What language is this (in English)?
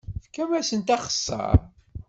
Kabyle